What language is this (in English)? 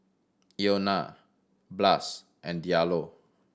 English